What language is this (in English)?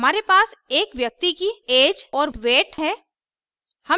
Hindi